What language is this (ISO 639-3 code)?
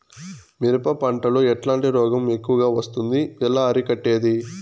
tel